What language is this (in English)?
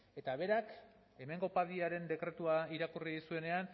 Basque